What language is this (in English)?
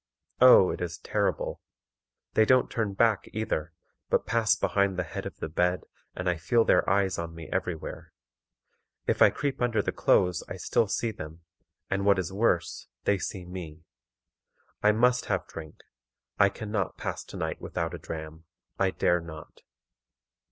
English